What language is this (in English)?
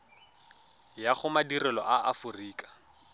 Tswana